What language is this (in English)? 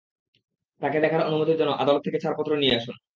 Bangla